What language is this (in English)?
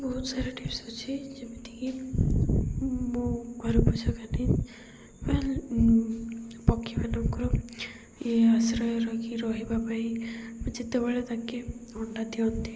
Odia